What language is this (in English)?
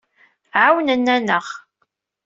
Kabyle